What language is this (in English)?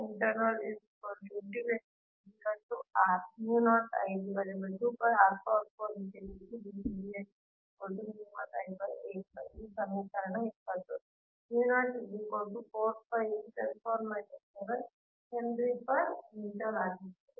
Kannada